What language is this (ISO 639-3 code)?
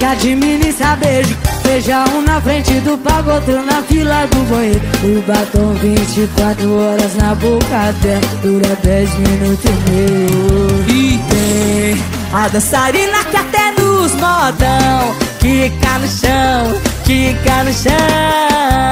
por